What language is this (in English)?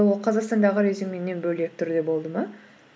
Kazakh